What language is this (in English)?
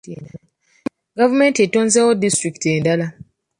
Ganda